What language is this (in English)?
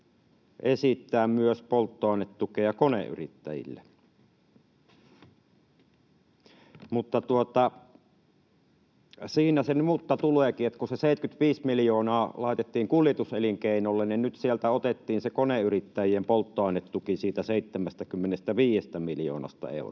Finnish